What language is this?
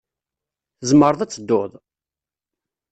Kabyle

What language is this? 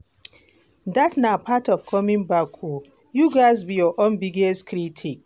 Nigerian Pidgin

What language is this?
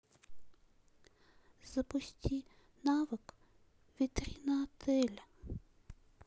Russian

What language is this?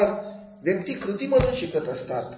Marathi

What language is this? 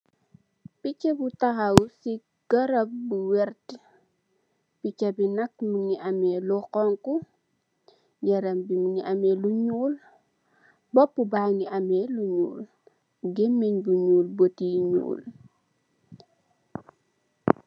Wolof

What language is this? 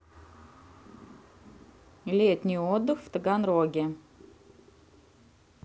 Russian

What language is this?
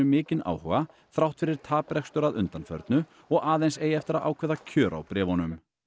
Icelandic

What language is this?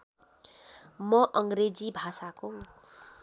Nepali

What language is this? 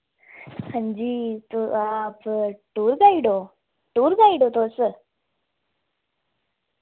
Dogri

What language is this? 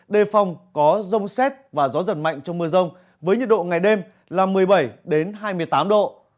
Vietnamese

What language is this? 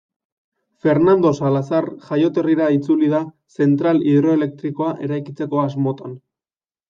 Basque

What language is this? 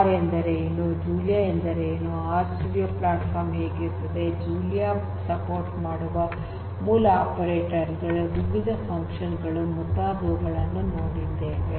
Kannada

